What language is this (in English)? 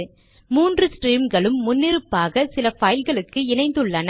Tamil